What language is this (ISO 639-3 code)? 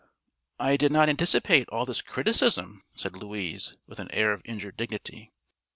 eng